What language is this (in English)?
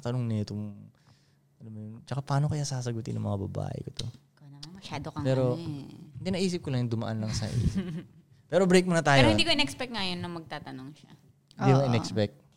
Filipino